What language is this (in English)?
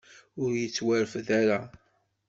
Kabyle